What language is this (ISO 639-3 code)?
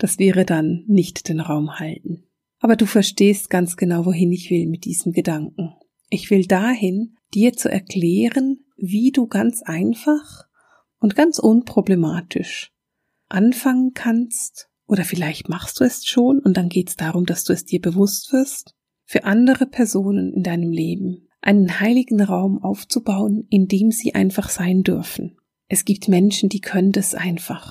deu